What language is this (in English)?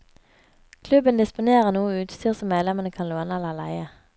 Norwegian